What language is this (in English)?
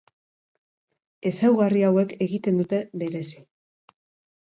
Basque